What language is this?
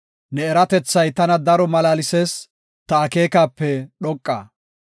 Gofa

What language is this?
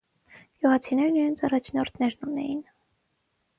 Armenian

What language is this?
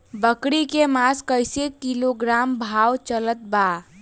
Bhojpuri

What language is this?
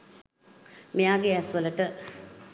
Sinhala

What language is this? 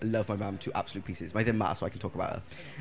Welsh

